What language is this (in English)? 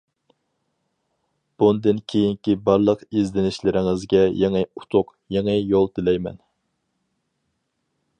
Uyghur